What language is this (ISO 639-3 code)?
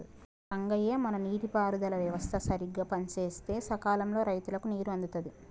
tel